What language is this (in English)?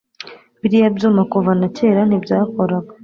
Kinyarwanda